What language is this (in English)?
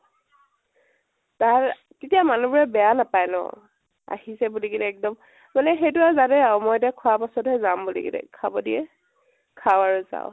Assamese